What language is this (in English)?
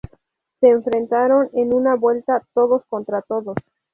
Spanish